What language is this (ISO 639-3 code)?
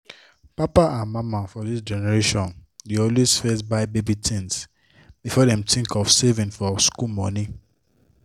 pcm